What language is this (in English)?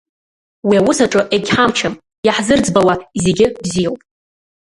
Abkhazian